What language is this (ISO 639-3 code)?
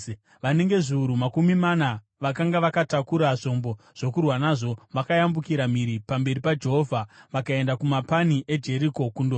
sna